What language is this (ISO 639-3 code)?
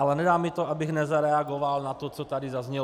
ces